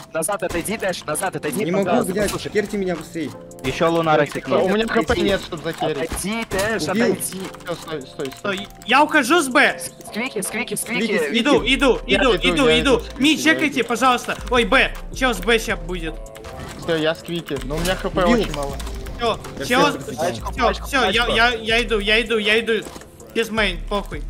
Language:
Russian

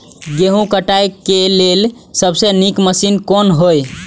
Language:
Maithili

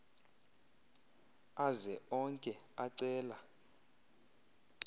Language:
Xhosa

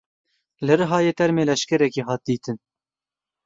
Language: Kurdish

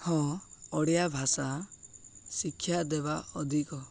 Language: Odia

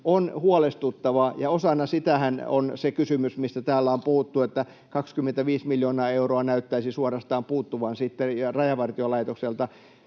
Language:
Finnish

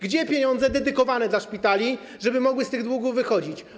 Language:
Polish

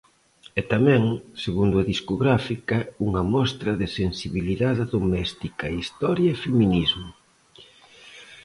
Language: Galician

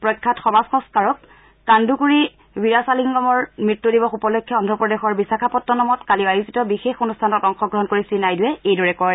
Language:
Assamese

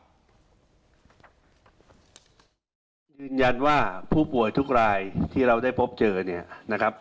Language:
Thai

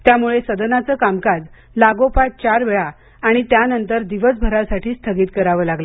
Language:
Marathi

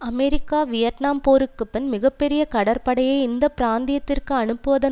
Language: Tamil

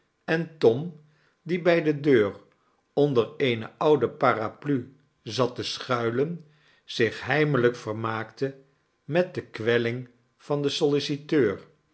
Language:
Dutch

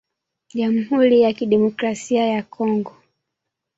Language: Swahili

